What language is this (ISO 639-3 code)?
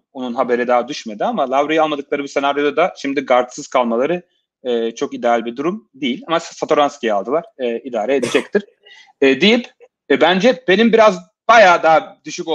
tur